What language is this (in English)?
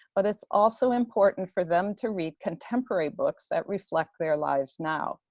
English